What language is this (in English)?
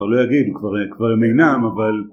Hebrew